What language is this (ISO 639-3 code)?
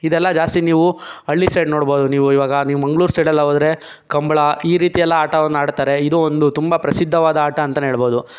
kan